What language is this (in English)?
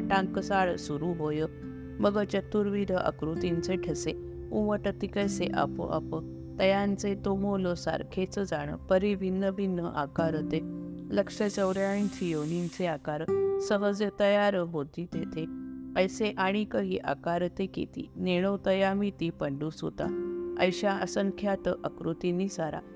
Marathi